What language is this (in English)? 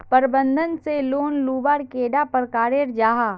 Magahi